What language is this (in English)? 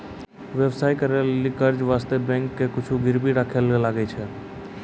Maithili